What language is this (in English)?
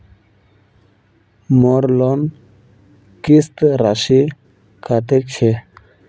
Magahi